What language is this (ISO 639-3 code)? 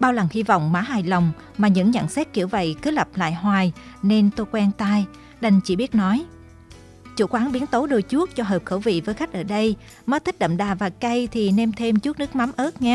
vie